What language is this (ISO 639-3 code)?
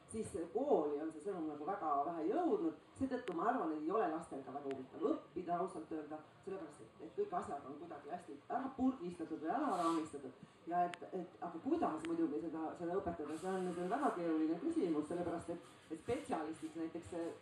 swe